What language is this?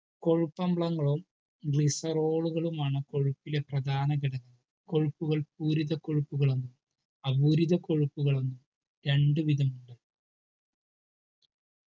Malayalam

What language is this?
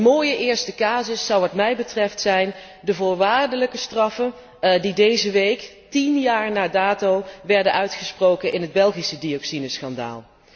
Dutch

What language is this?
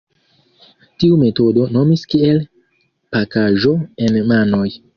Esperanto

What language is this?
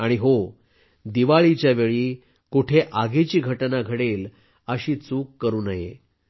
Marathi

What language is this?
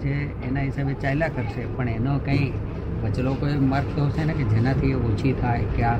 Gujarati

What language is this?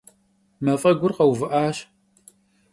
Kabardian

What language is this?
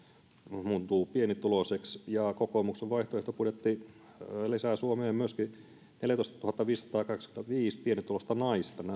Finnish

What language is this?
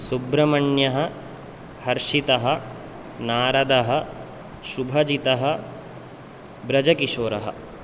Sanskrit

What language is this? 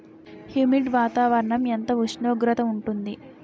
Telugu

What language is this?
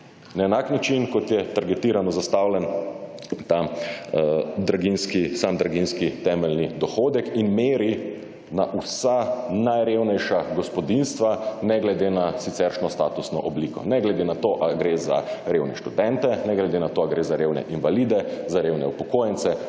Slovenian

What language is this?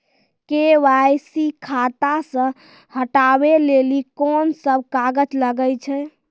Maithili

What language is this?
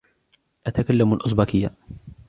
Arabic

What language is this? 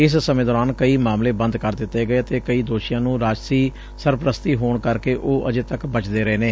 Punjabi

